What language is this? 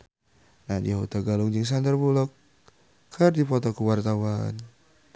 Sundanese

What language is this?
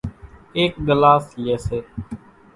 Kachi Koli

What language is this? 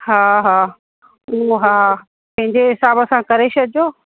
Sindhi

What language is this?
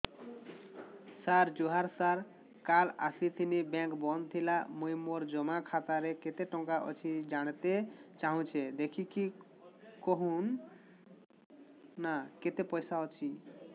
Odia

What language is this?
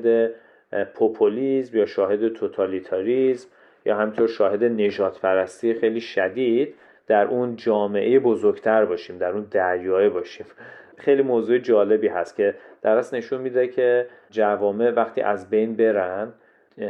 Persian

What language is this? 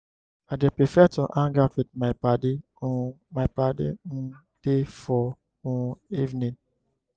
Nigerian Pidgin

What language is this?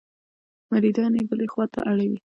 Pashto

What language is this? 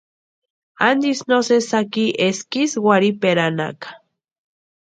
Western Highland Purepecha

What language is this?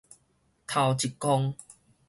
Min Nan Chinese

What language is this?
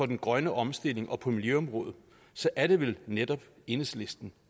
Danish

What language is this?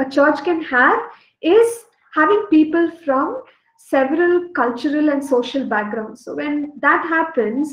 English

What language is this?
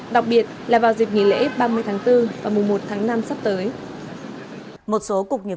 Vietnamese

